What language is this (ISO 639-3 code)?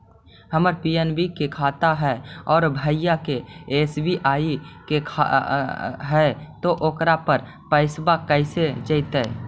mag